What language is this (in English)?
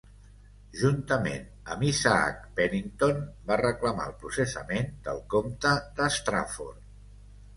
Catalan